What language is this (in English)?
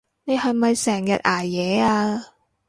Cantonese